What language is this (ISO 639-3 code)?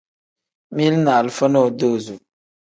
kdh